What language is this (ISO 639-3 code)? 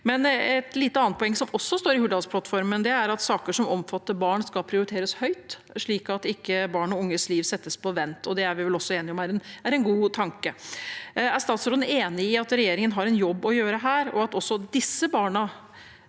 nor